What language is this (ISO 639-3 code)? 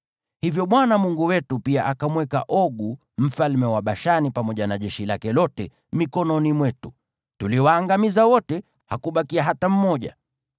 swa